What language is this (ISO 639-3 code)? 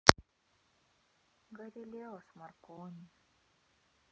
rus